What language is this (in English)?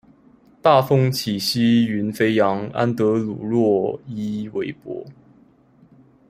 Chinese